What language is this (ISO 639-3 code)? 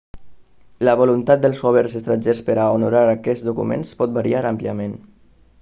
cat